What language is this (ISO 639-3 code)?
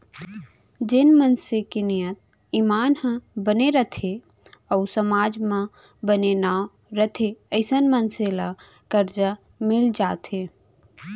hne